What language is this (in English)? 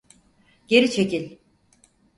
Turkish